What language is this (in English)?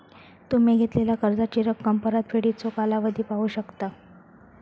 Marathi